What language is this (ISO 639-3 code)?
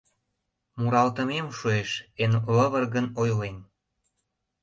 chm